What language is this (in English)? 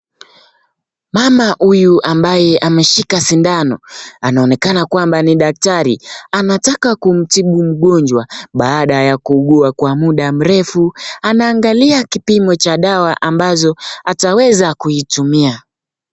Swahili